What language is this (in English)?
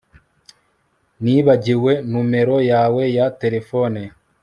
Kinyarwanda